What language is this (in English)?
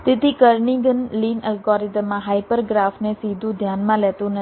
Gujarati